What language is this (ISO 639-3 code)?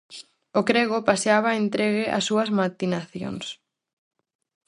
glg